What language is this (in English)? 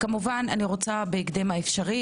Hebrew